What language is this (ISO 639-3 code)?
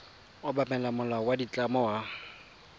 tsn